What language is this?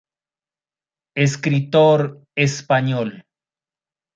Spanish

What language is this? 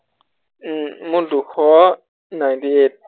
Assamese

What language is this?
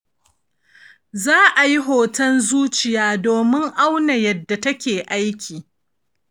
Hausa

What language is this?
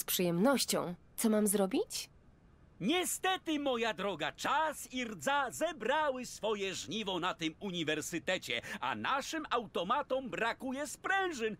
Polish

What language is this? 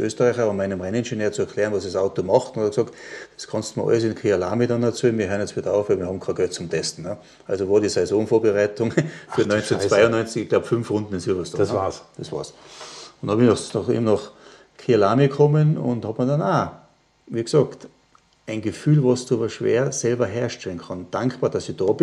German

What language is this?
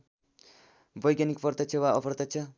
Nepali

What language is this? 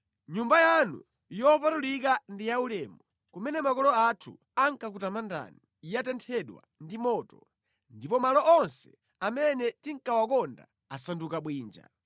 Nyanja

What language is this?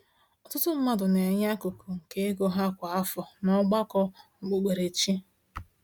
Igbo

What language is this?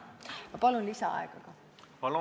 Estonian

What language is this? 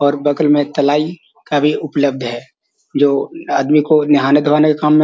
Magahi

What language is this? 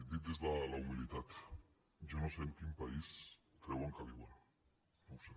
Catalan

